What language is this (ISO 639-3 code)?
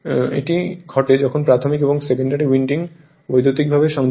ben